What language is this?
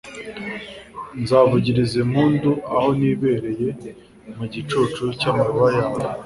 Kinyarwanda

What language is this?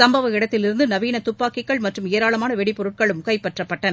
Tamil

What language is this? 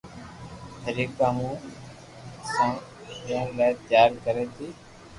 Loarki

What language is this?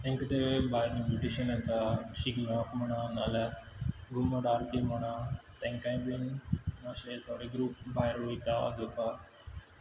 Konkani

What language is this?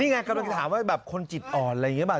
Thai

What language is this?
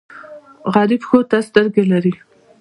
Pashto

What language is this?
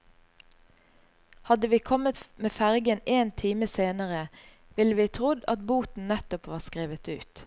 Norwegian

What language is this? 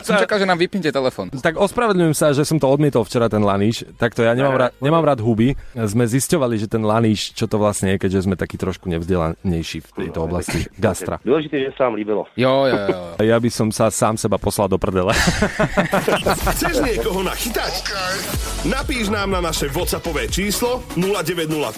Slovak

